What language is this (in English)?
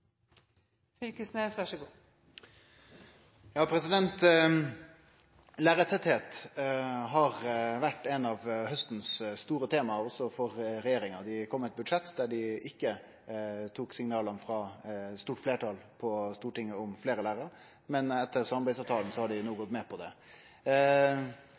Norwegian Nynorsk